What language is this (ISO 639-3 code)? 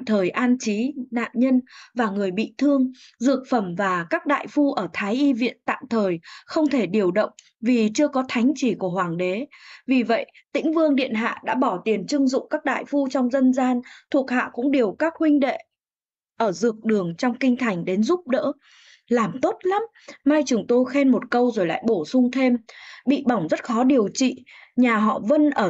vie